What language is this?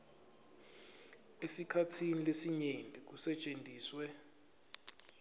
Swati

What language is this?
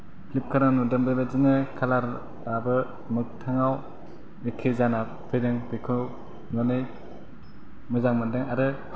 Bodo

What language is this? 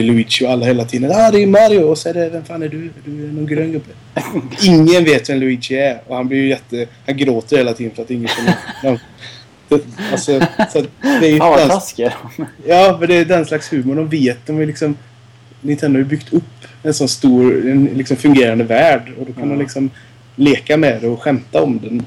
Swedish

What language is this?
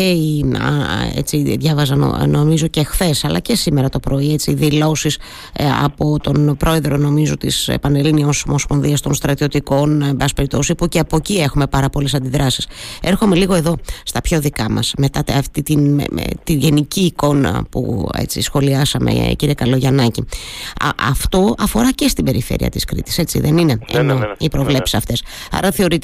Greek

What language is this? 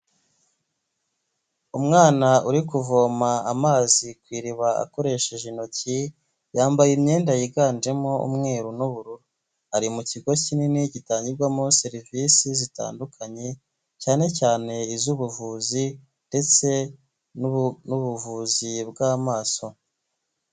Kinyarwanda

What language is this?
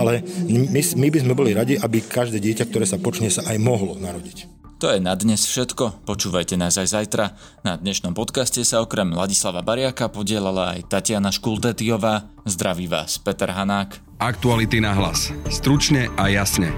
Slovak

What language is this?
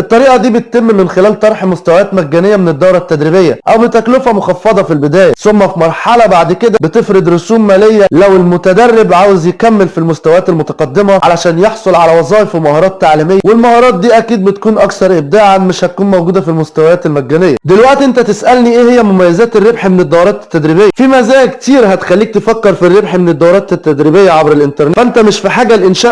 Arabic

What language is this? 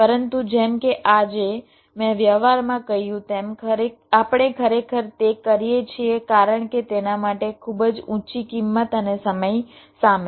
Gujarati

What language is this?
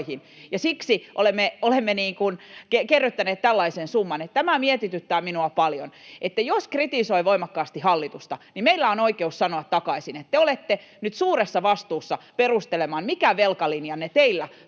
Finnish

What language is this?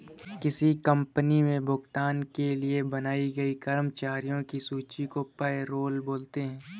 Hindi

